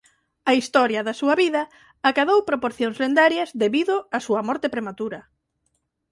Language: Galician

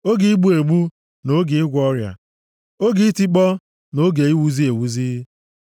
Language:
Igbo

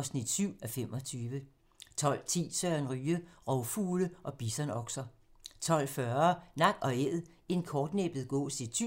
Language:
Danish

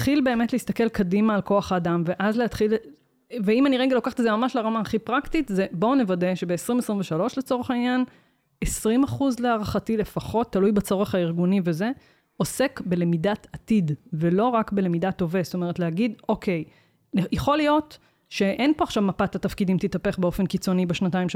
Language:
Hebrew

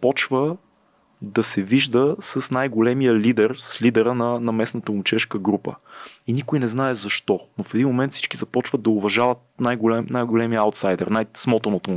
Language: Bulgarian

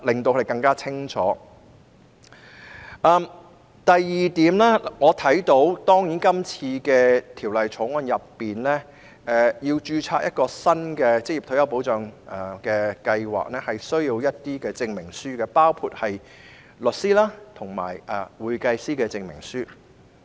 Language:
Cantonese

